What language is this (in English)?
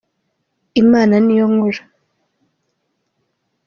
Kinyarwanda